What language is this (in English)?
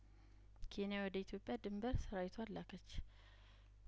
Amharic